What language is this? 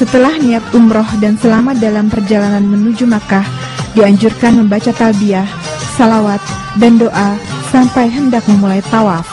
Indonesian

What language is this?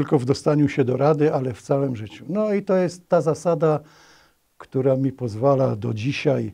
Polish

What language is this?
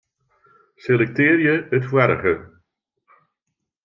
Western Frisian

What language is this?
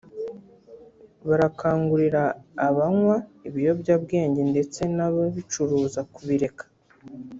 Kinyarwanda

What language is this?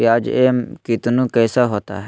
Magahi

